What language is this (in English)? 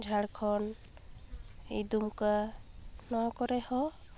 Santali